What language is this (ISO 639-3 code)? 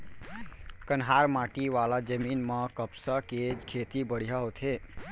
hne